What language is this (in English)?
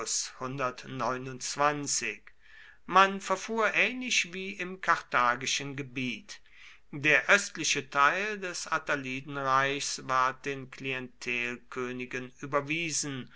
German